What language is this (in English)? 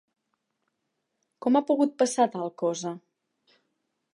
Catalan